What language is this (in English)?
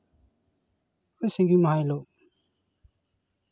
Santali